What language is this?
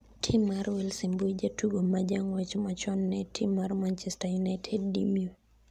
Luo (Kenya and Tanzania)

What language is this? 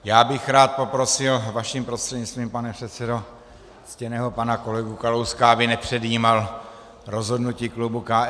Czech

